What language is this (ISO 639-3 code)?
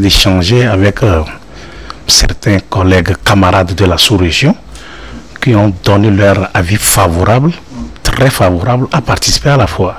fra